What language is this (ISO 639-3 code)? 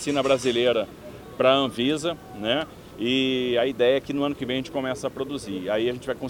por